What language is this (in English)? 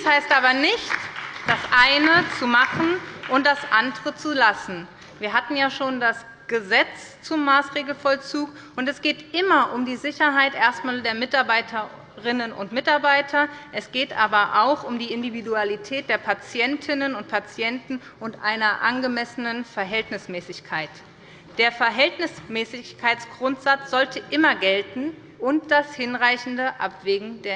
German